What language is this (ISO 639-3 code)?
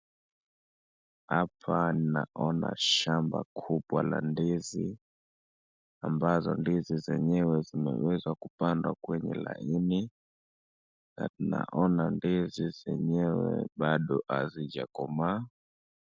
swa